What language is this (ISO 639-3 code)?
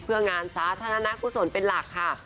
tha